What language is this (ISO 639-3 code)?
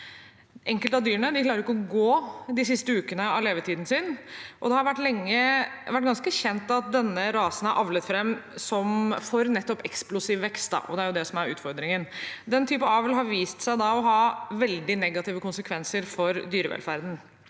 nor